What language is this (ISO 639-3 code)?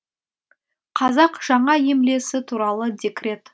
kaz